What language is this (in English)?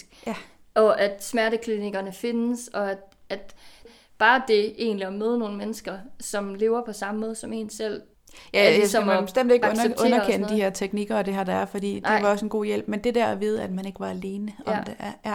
Danish